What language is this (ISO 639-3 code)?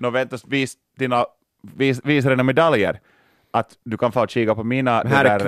swe